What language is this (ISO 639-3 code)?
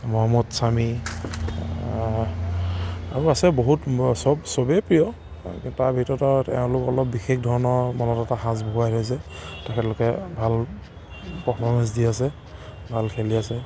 asm